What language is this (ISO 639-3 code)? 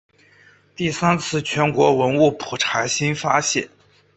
zho